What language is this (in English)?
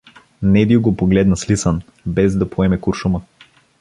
Bulgarian